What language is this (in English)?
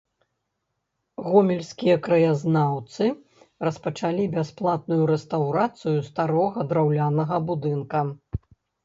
Belarusian